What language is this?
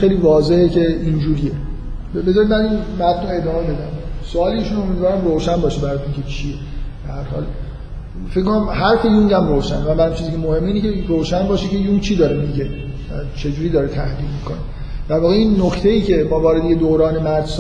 Persian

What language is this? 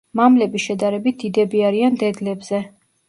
Georgian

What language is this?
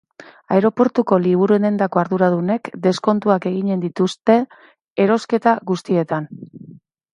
Basque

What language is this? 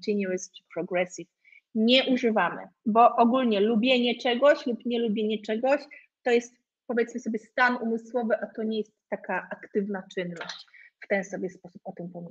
Polish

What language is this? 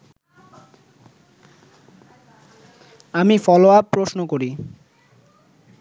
Bangla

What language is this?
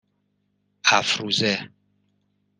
Persian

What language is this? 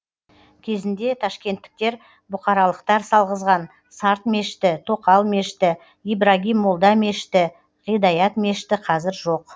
Kazakh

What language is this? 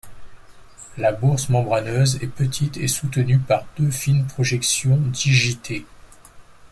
French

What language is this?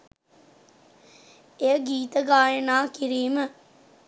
Sinhala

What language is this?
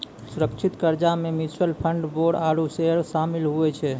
Maithili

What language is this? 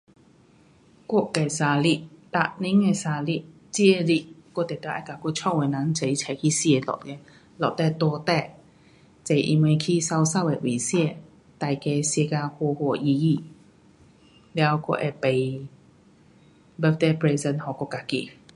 Pu-Xian Chinese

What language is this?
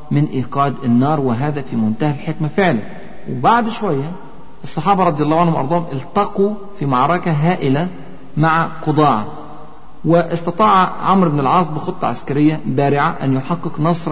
Arabic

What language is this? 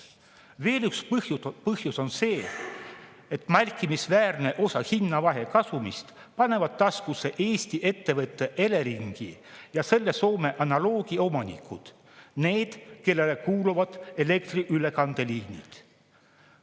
Estonian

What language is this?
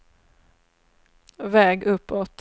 Swedish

